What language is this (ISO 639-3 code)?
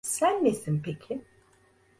tur